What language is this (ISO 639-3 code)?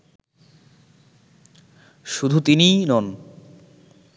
ben